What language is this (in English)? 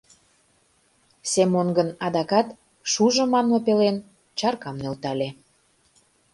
Mari